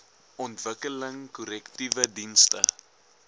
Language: Afrikaans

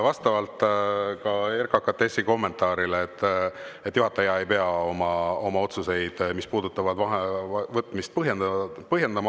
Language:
Estonian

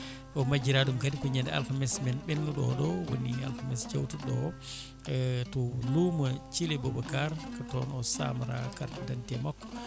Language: Fula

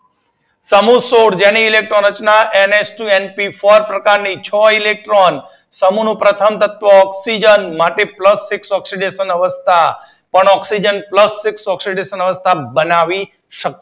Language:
Gujarati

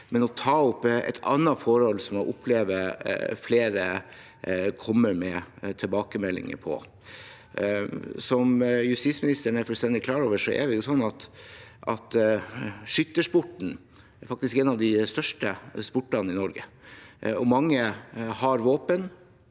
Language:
Norwegian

